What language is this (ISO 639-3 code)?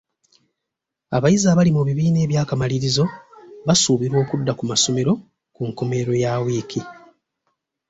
lug